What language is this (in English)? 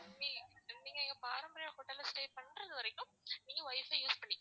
Tamil